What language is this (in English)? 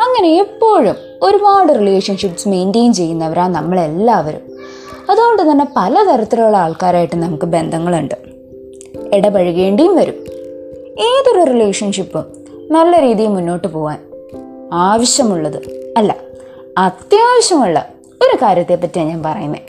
Malayalam